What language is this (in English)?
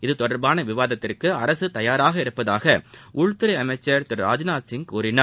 Tamil